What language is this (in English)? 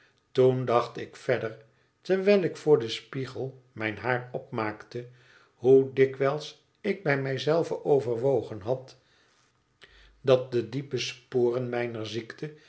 Dutch